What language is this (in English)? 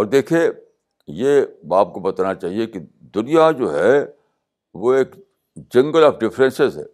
Urdu